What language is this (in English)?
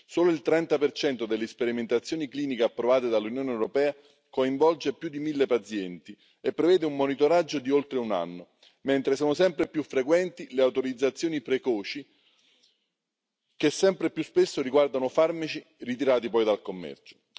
Italian